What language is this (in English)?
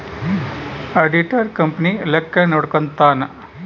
Kannada